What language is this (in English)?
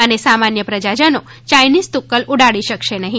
Gujarati